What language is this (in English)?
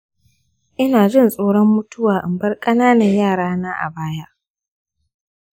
Hausa